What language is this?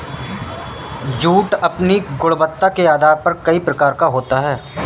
Hindi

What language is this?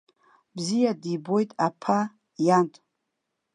Abkhazian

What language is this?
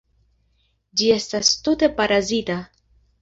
Esperanto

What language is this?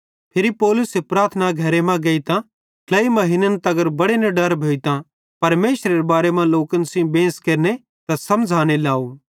Bhadrawahi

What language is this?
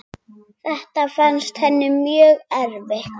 Icelandic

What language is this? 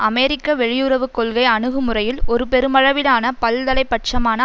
Tamil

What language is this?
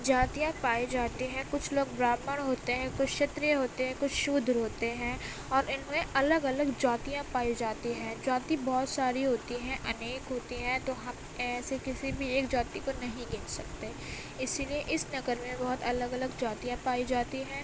Urdu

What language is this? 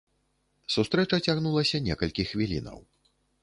Belarusian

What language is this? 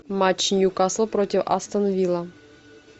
Russian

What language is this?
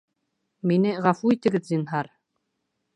Bashkir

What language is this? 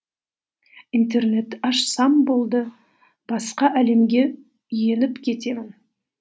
Kazakh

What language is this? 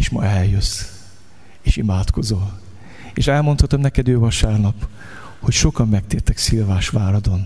Hungarian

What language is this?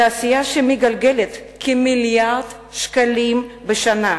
Hebrew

